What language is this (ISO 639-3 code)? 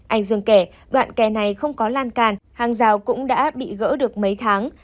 vie